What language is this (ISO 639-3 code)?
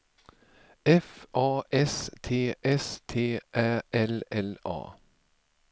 swe